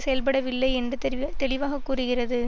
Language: Tamil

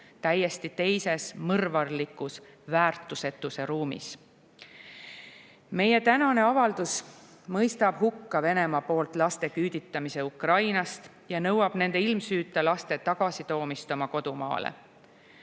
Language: Estonian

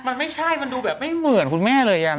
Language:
Thai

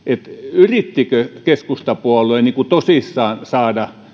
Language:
Finnish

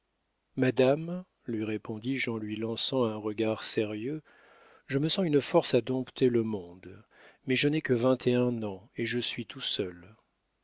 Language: French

